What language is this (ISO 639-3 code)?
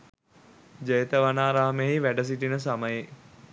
sin